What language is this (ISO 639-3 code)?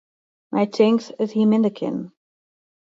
fry